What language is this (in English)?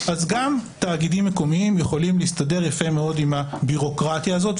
Hebrew